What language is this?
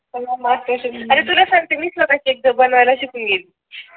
Marathi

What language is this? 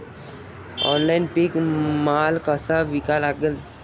Marathi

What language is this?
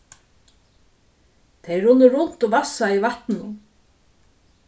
Faroese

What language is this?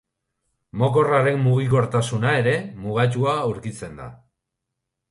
Basque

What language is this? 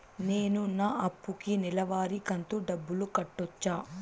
Telugu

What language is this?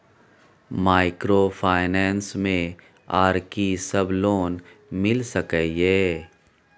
Maithili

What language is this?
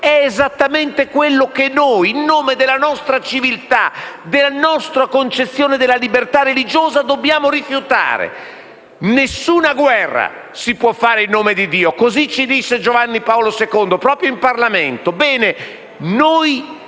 Italian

